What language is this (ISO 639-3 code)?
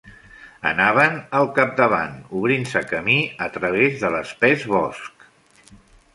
cat